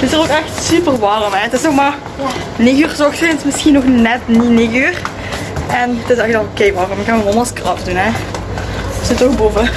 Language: Dutch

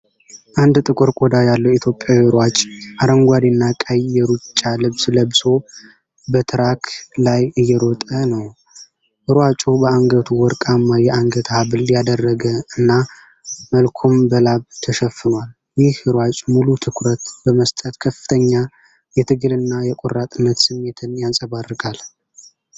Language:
Amharic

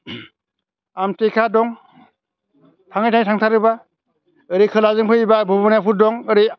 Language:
Bodo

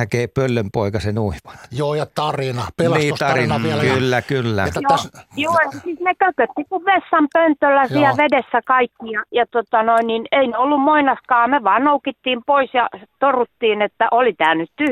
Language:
Finnish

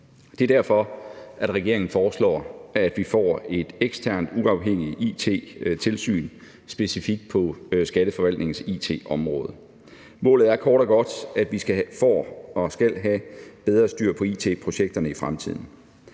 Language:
Danish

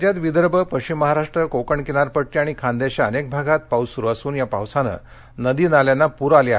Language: Marathi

